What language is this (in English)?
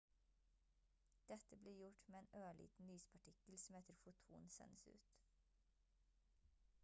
Norwegian Bokmål